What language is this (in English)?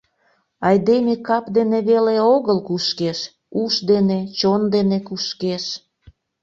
Mari